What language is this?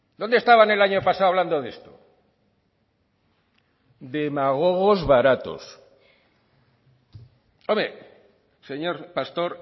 Spanish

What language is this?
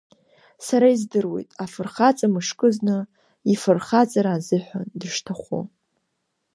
Abkhazian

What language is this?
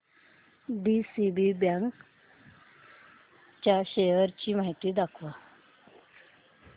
Marathi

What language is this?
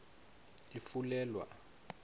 Swati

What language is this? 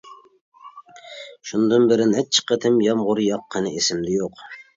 Uyghur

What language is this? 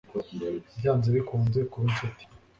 Kinyarwanda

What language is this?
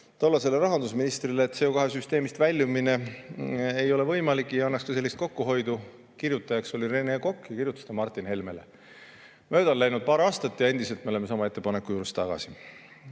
Estonian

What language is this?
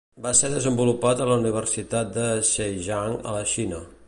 Catalan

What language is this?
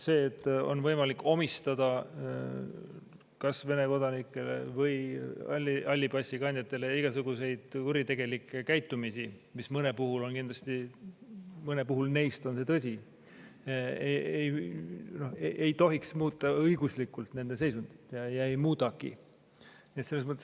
Estonian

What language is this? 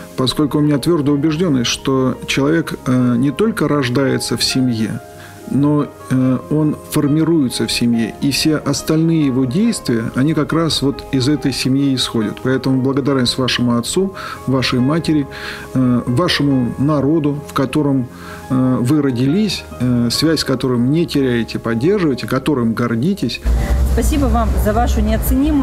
Russian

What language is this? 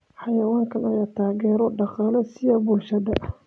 Somali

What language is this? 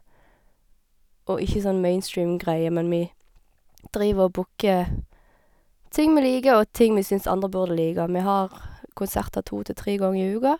Norwegian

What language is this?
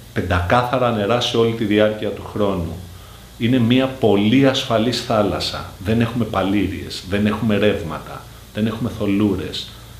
Greek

